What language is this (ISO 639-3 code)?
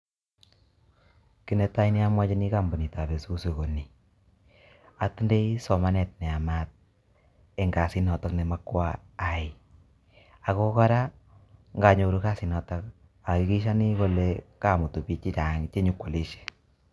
kln